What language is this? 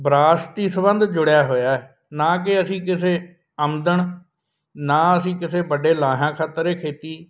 Punjabi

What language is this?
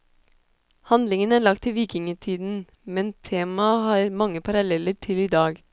Norwegian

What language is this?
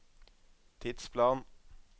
Norwegian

